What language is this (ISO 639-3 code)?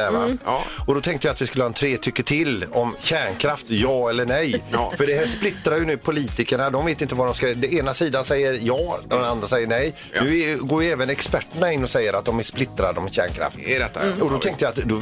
swe